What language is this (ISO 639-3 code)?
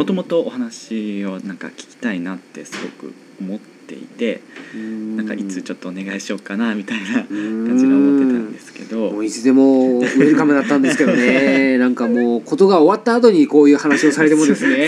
jpn